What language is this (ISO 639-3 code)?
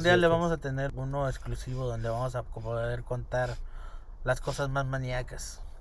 spa